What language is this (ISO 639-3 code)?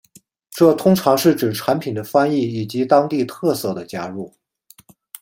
zho